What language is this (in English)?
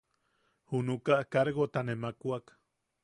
Yaqui